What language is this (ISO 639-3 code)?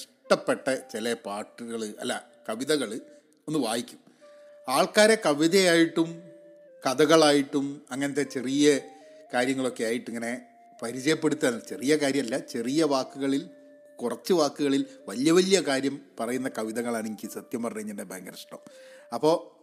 mal